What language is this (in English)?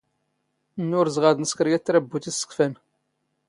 Standard Moroccan Tamazight